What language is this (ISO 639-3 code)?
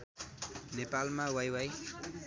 nep